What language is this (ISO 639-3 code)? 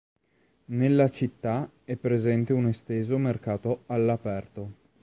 ita